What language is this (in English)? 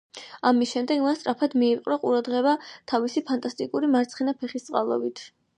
Georgian